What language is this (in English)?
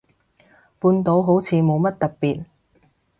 Cantonese